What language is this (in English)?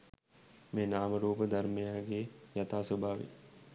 Sinhala